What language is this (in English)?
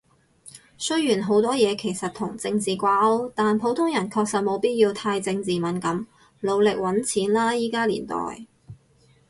Cantonese